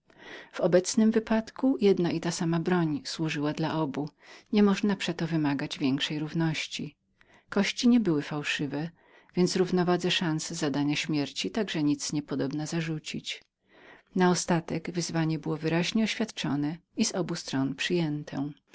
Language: Polish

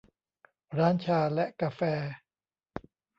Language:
Thai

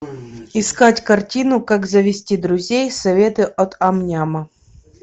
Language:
Russian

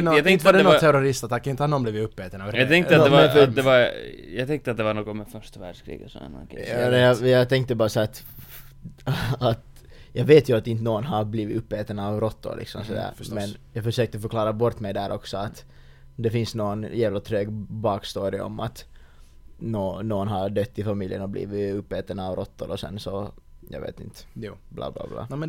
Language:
Swedish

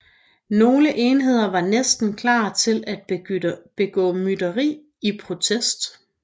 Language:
Danish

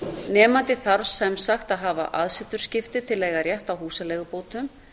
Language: Icelandic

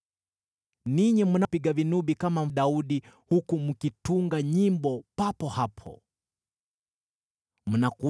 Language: Swahili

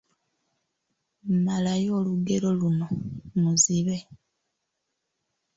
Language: Ganda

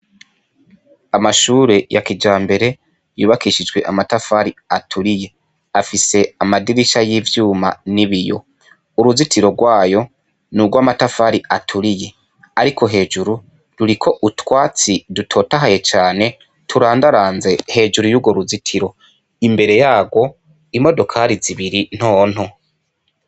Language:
Rundi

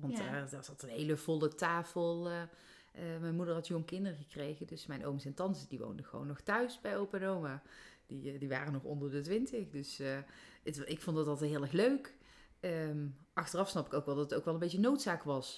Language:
Dutch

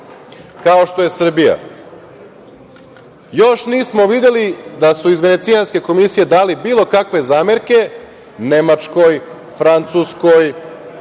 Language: Serbian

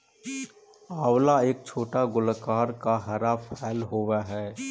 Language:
Magahi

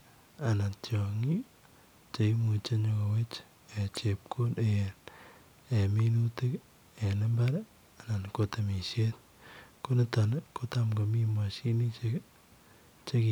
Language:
Kalenjin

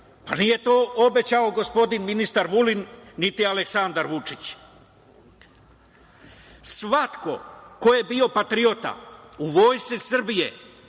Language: Serbian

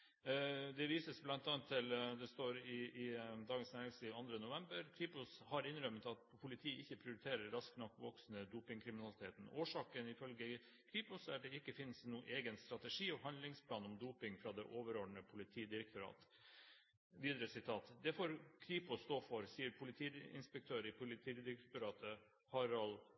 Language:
Norwegian Bokmål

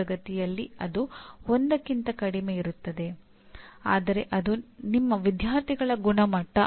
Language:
Kannada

